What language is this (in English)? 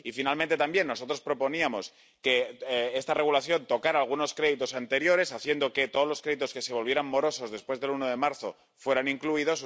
Spanish